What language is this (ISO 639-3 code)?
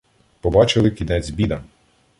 ukr